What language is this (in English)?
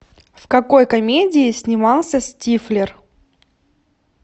Russian